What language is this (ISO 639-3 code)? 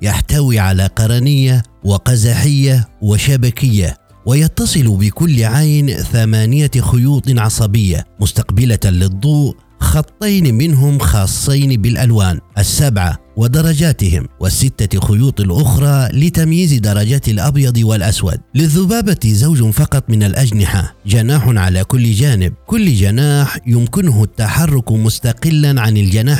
ara